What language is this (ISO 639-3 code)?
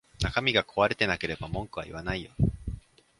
jpn